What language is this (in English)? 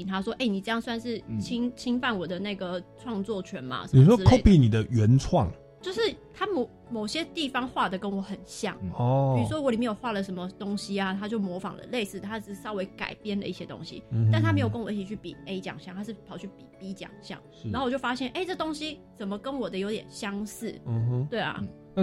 Chinese